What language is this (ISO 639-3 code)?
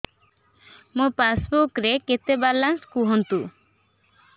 ori